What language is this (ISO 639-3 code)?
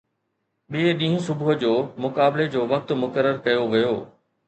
snd